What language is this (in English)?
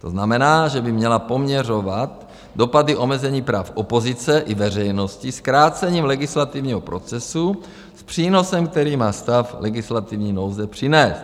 Czech